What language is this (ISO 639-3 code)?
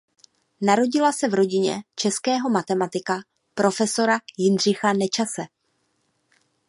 ces